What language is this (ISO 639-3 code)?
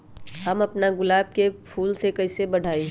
mag